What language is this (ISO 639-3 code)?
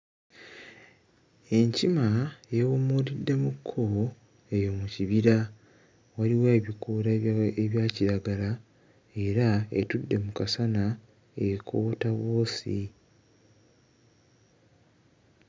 lug